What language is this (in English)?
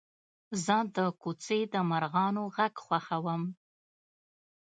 Pashto